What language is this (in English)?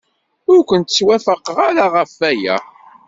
Kabyle